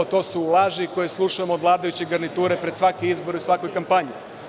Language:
Serbian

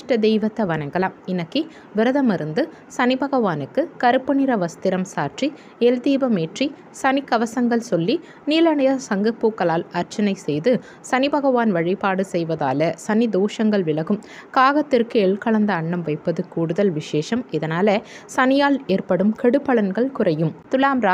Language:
Turkish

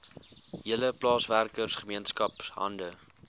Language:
Afrikaans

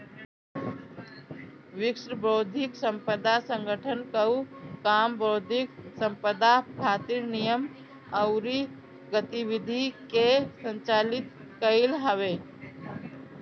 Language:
Bhojpuri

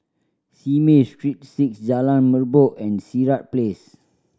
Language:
English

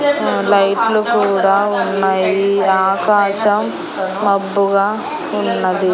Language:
Telugu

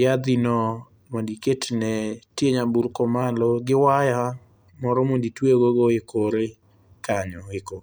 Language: Luo (Kenya and Tanzania)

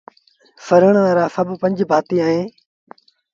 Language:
Sindhi Bhil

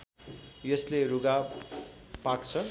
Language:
Nepali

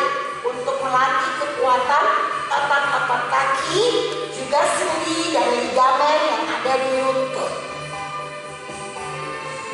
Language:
Indonesian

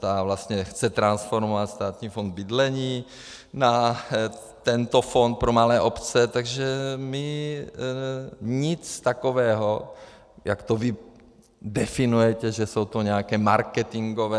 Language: Czech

